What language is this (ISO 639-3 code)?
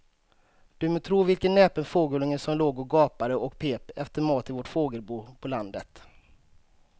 swe